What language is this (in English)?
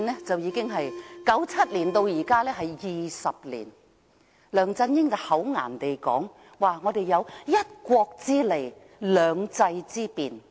Cantonese